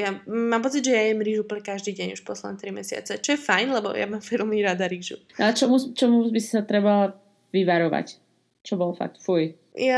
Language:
Slovak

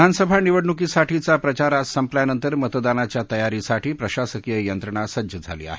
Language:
Marathi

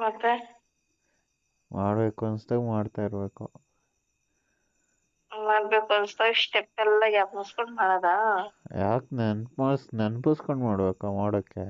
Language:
Kannada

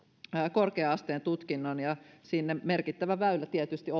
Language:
Finnish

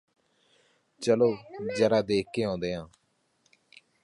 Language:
Punjabi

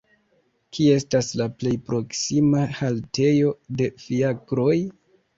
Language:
Esperanto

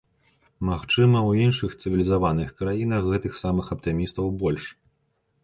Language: Belarusian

